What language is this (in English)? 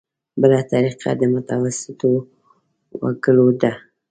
Pashto